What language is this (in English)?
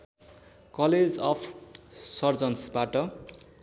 Nepali